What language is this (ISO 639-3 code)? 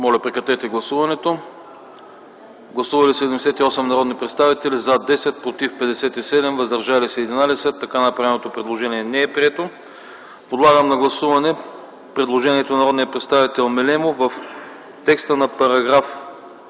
bul